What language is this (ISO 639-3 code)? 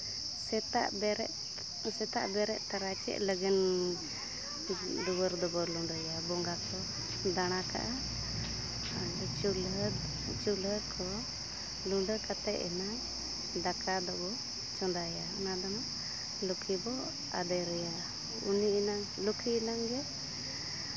sat